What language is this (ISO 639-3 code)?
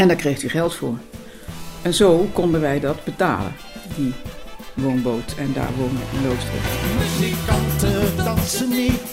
nld